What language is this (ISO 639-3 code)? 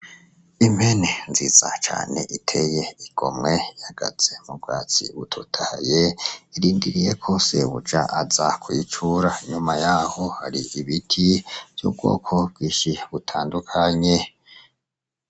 run